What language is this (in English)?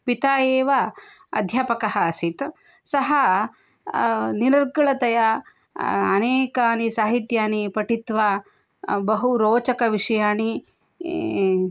Sanskrit